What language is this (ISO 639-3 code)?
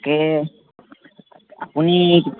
asm